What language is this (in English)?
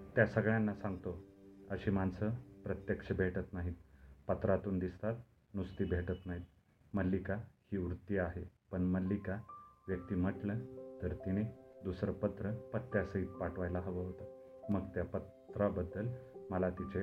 Marathi